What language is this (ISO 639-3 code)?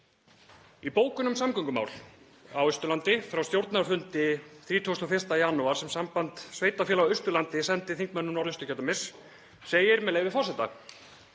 isl